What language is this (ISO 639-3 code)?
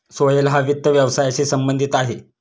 mar